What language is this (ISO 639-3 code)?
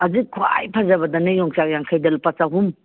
mni